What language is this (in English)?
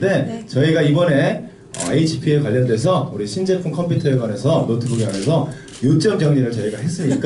Korean